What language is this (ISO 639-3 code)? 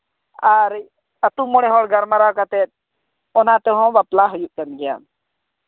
sat